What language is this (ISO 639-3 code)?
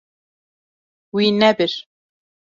kur